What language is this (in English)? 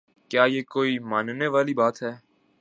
Urdu